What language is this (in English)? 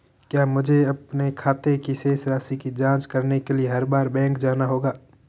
Hindi